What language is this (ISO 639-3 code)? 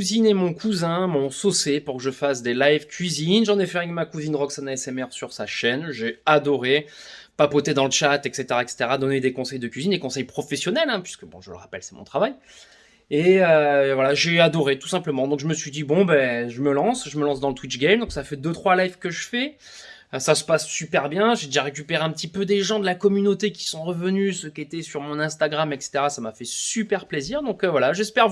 fra